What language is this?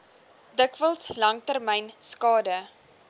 Afrikaans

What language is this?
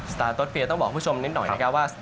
Thai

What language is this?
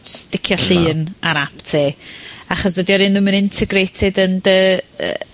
Welsh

